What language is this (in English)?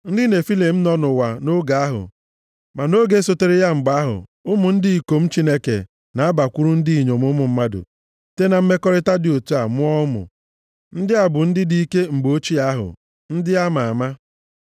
Igbo